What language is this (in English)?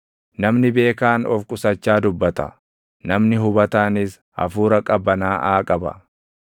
Oromo